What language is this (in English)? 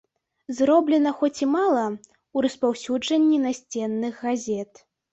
Belarusian